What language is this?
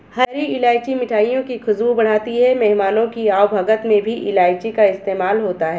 Hindi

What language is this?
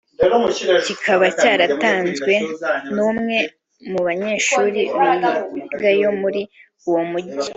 Kinyarwanda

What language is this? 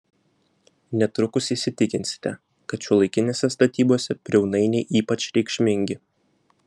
Lithuanian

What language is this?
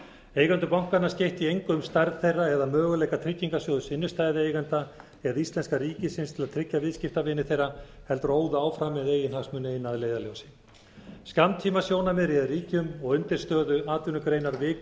Icelandic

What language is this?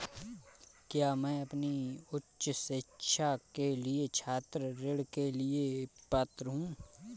Hindi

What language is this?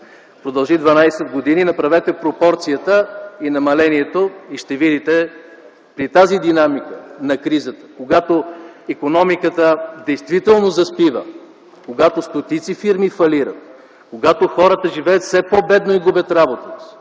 Bulgarian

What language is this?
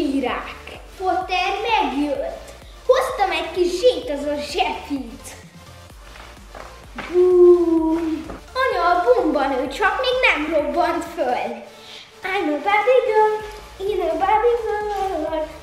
Hungarian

